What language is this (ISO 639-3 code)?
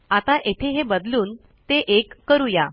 mar